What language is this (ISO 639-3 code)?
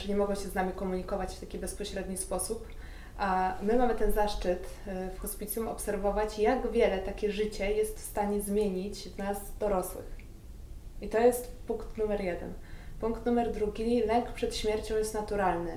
pol